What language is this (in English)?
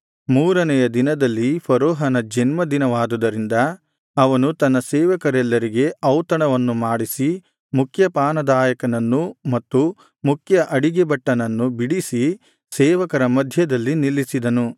Kannada